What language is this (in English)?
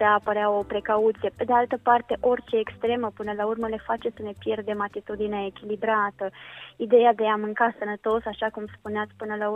Romanian